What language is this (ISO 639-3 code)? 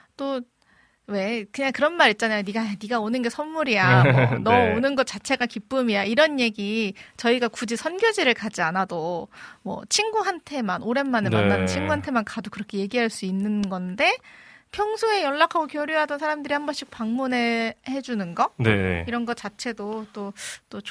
kor